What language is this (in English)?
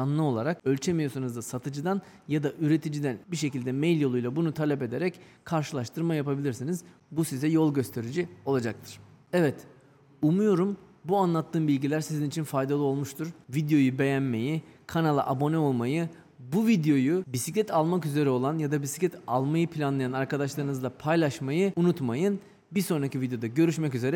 Turkish